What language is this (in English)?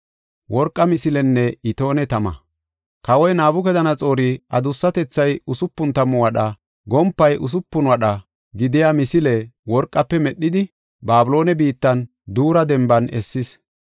Gofa